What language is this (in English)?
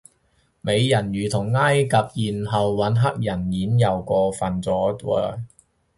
Cantonese